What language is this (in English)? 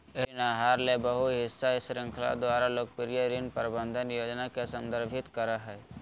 Magahi